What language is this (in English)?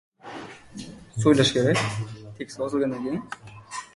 Uzbek